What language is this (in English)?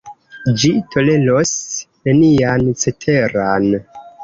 Esperanto